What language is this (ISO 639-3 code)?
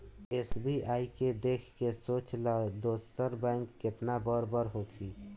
bho